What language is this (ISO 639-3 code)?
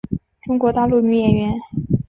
zho